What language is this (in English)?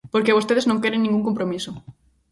Galician